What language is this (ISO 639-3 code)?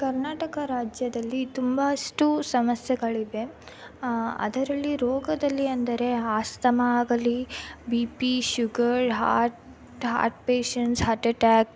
kan